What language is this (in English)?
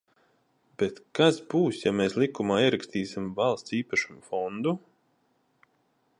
Latvian